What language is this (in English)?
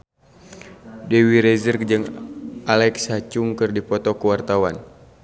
Sundanese